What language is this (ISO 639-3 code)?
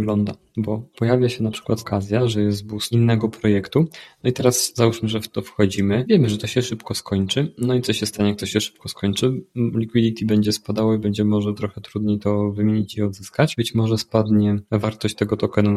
pol